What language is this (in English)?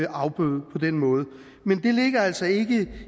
Danish